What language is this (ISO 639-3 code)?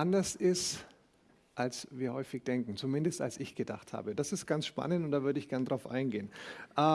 deu